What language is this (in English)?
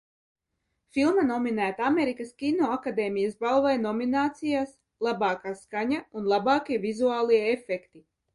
Latvian